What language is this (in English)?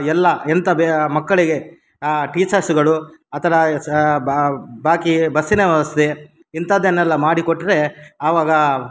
Kannada